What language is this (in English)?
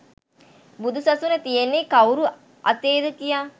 Sinhala